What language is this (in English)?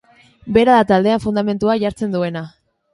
Basque